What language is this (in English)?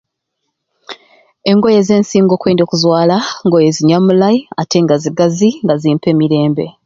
Ruuli